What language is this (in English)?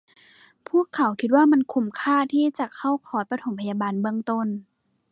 Thai